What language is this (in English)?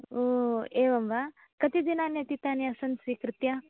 Sanskrit